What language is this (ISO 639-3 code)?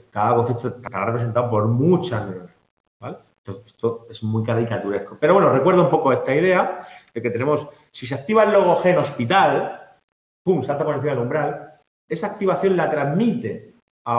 spa